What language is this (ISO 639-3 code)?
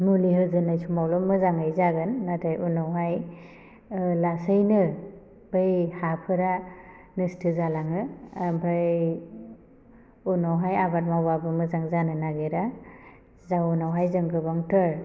brx